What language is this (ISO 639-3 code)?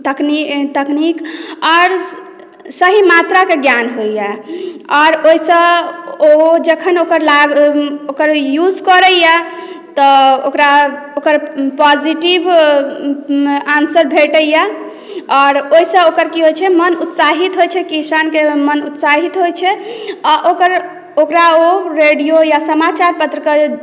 mai